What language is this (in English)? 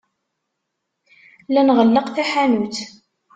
Kabyle